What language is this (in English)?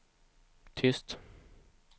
Swedish